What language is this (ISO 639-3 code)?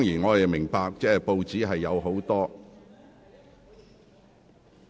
yue